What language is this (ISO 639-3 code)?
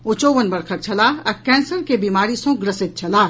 mai